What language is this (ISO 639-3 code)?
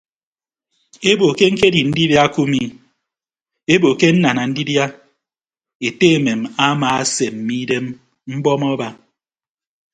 ibb